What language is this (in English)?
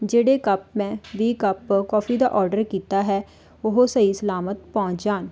Punjabi